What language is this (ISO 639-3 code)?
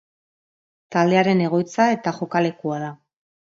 eus